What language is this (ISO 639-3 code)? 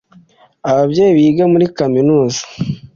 kin